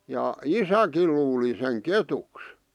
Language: Finnish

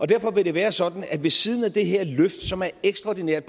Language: Danish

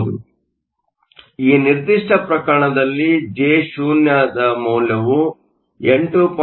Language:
Kannada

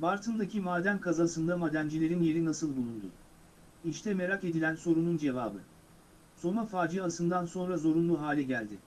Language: Turkish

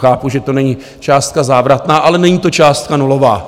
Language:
Czech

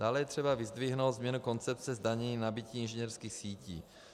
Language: Czech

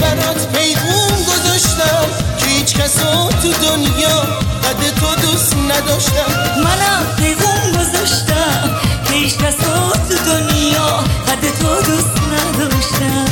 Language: Persian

